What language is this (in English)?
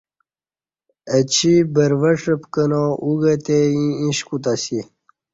Kati